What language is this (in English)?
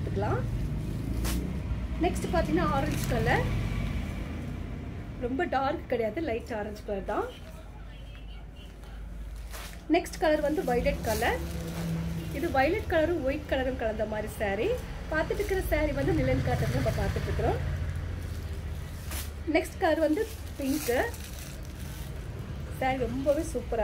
Tamil